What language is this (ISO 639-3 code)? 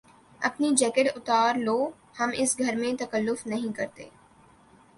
urd